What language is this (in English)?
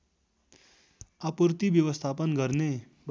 Nepali